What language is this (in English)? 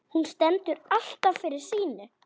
Icelandic